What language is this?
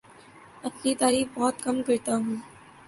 Urdu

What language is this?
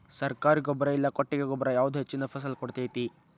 Kannada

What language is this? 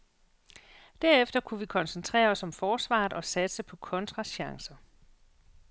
Danish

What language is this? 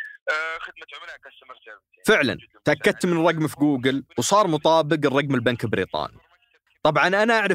Arabic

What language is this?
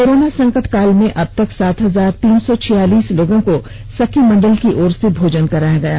Hindi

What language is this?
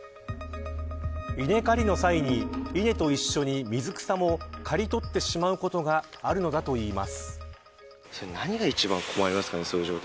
Japanese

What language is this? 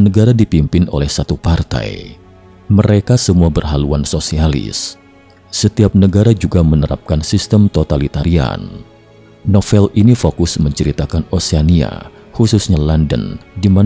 Indonesian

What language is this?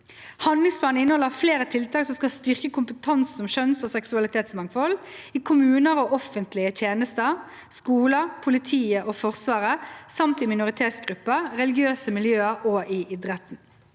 Norwegian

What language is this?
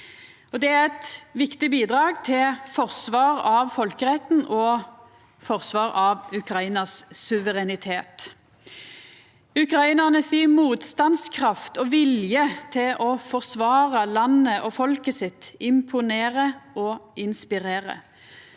Norwegian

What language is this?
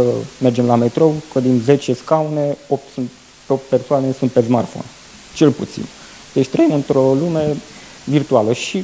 Romanian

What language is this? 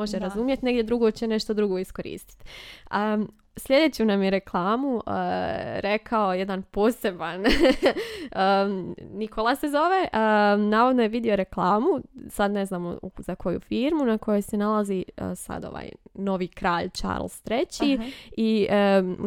Croatian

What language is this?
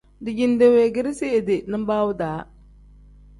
Tem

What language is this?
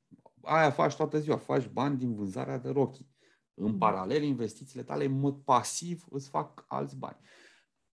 Romanian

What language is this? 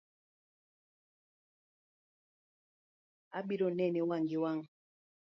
Luo (Kenya and Tanzania)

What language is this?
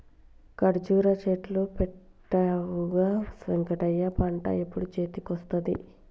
Telugu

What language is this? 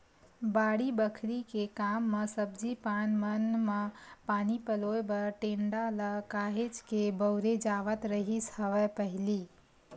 Chhattisgarhi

